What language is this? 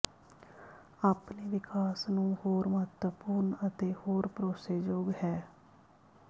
Punjabi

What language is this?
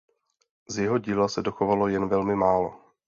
Czech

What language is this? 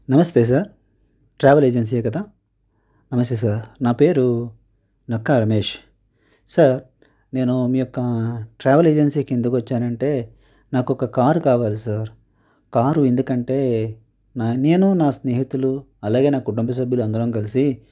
Telugu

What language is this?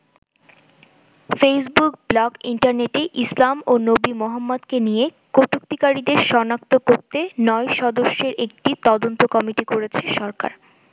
Bangla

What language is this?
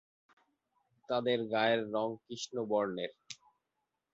Bangla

